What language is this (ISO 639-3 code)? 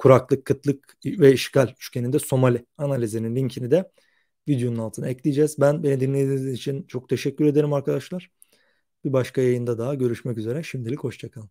tur